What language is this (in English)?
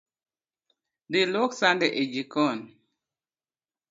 Luo (Kenya and Tanzania)